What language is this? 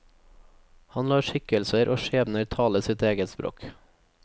Norwegian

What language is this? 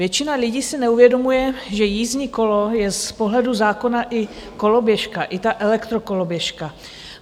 Czech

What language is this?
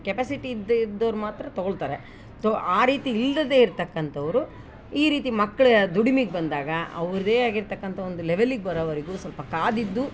Kannada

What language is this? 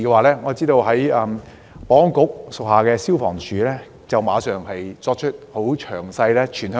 Cantonese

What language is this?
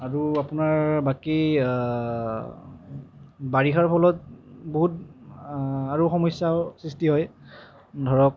Assamese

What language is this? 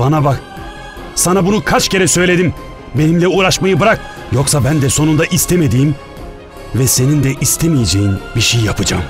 Turkish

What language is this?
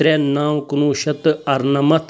Kashmiri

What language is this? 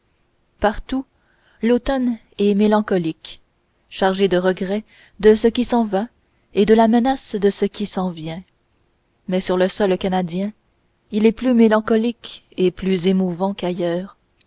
French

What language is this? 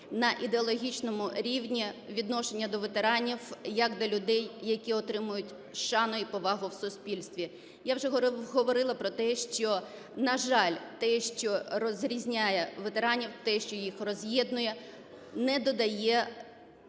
Ukrainian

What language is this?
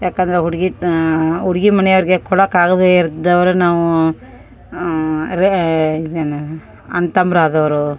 Kannada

